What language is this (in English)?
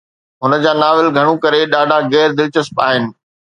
Sindhi